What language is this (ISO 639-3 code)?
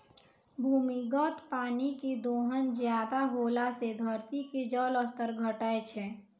mai